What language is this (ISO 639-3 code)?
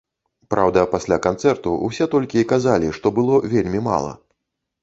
bel